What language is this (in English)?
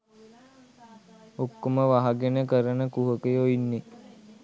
Sinhala